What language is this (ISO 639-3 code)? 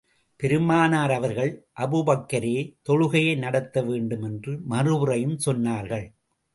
tam